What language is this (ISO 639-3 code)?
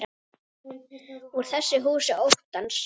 isl